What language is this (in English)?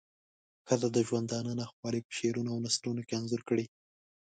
Pashto